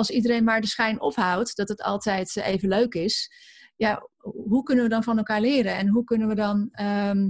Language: Dutch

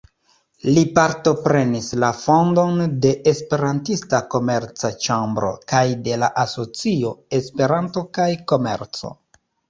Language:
Esperanto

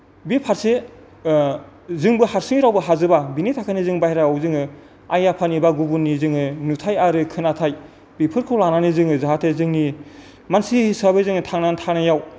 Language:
Bodo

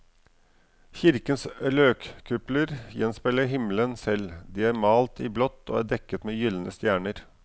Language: Norwegian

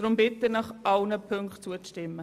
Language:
Swiss German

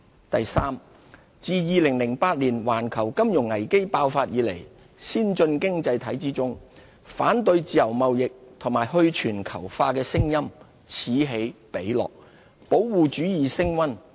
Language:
Cantonese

